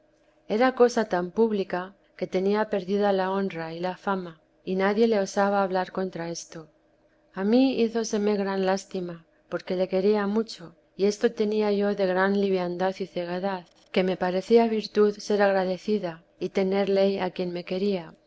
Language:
Spanish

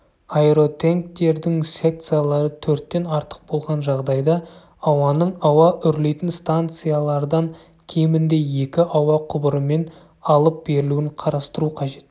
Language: Kazakh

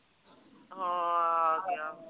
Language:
Punjabi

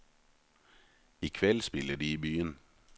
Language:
Norwegian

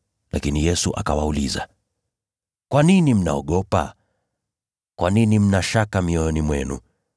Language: Swahili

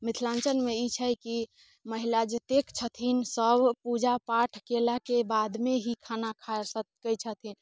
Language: Maithili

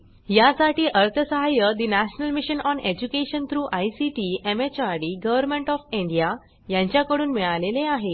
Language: Marathi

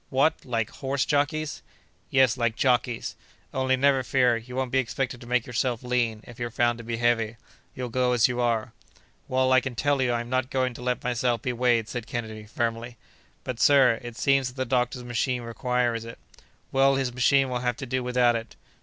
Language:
English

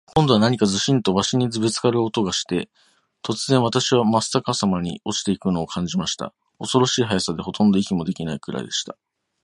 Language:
Japanese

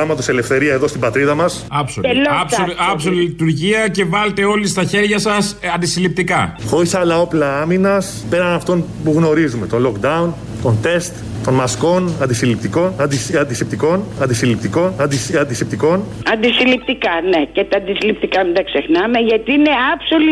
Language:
Greek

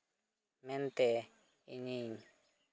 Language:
Santali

